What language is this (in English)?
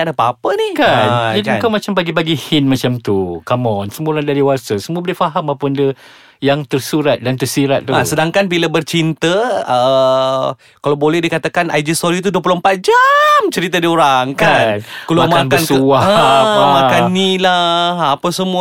Malay